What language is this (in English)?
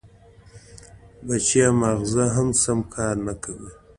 Pashto